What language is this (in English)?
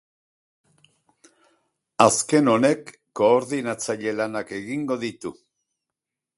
Basque